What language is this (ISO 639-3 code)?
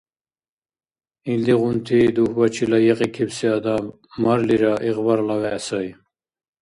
dar